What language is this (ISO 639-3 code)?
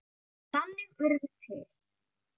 isl